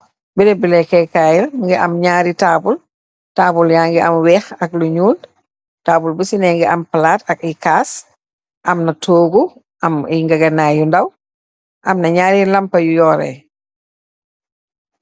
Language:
Wolof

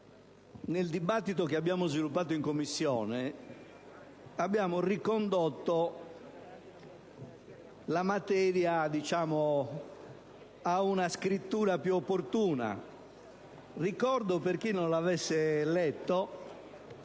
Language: Italian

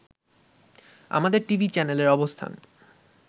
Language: Bangla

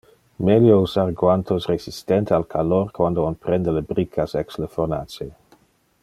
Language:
Interlingua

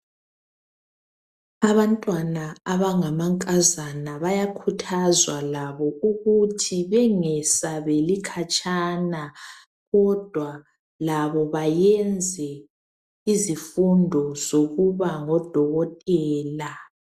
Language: North Ndebele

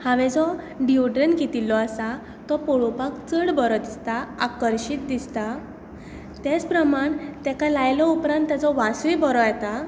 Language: Konkani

